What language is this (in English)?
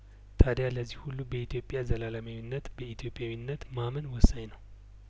Amharic